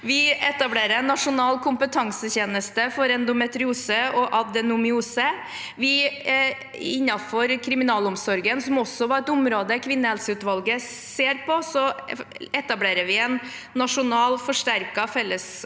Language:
Norwegian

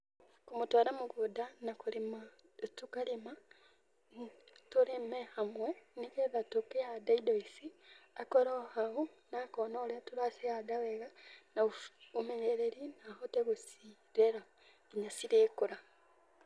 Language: Kikuyu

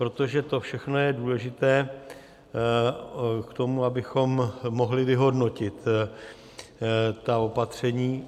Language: Czech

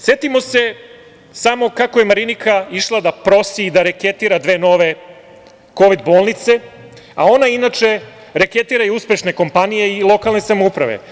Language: Serbian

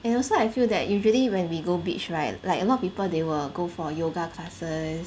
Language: English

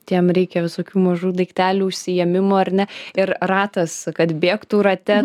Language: Lithuanian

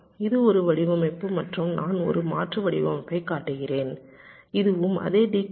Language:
Tamil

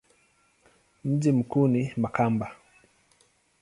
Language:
Swahili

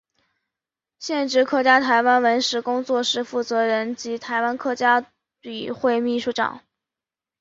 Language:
Chinese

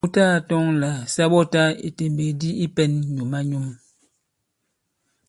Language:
Bankon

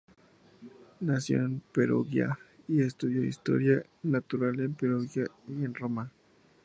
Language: Spanish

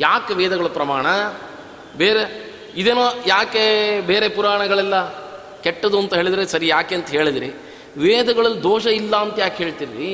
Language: Kannada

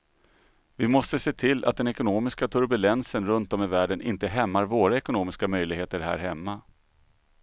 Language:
Swedish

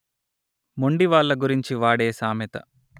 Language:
Telugu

